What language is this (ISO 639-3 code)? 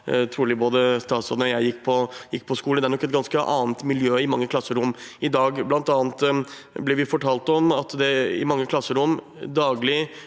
nor